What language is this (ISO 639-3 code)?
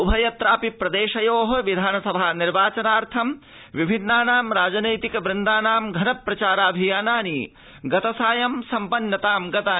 san